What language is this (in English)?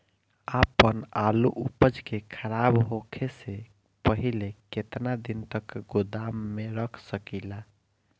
Bhojpuri